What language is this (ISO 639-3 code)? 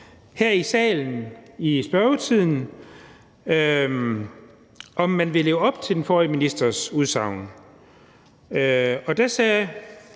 dan